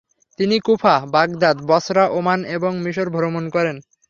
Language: Bangla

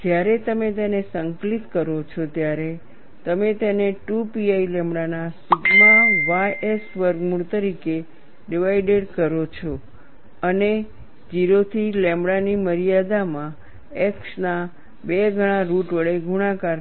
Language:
Gujarati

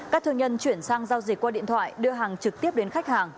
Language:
Vietnamese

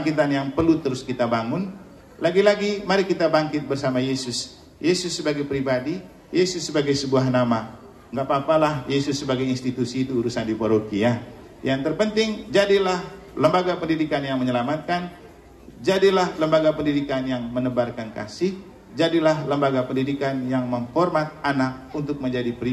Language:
Indonesian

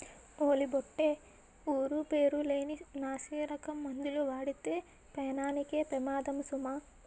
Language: Telugu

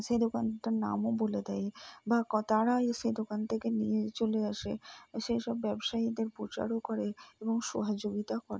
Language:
Bangla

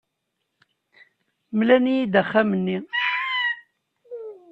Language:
Kabyle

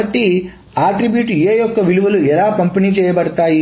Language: Telugu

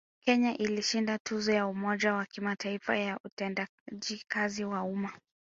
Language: Swahili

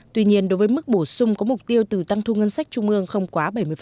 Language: Vietnamese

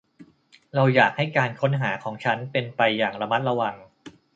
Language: Thai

